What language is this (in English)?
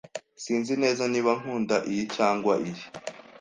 Kinyarwanda